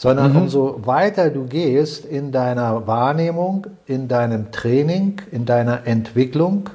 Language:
German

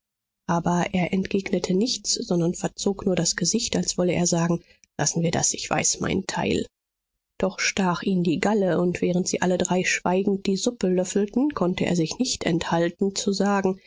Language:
German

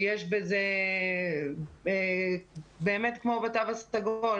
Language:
Hebrew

